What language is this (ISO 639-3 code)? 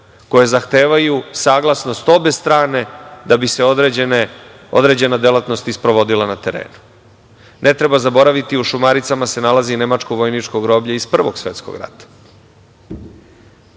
srp